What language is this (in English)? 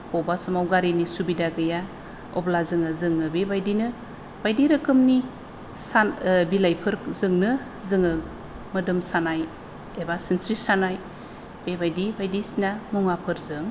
Bodo